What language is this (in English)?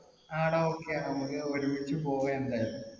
Malayalam